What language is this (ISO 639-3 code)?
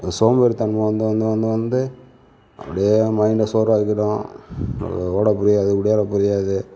tam